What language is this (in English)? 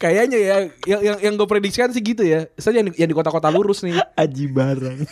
Indonesian